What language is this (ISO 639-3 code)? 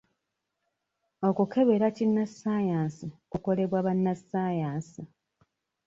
lug